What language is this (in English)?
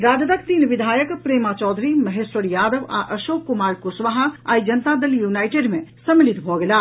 Maithili